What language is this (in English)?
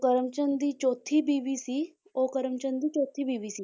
Punjabi